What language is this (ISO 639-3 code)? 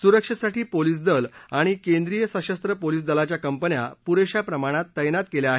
mar